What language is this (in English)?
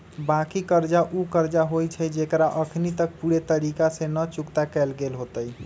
Magahi